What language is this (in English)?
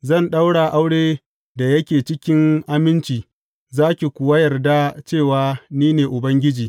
Hausa